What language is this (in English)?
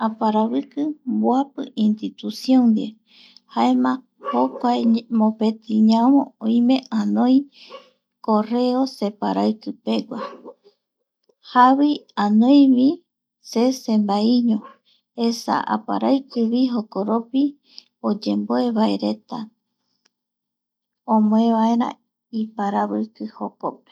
Eastern Bolivian Guaraní